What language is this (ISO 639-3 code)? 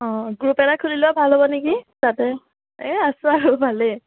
asm